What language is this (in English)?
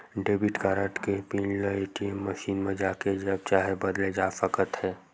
Chhattisgarhi